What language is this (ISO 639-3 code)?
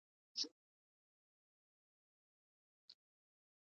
pus